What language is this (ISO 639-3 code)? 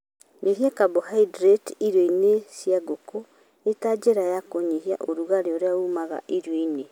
kik